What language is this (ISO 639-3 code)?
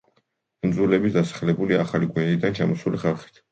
kat